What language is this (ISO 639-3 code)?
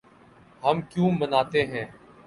urd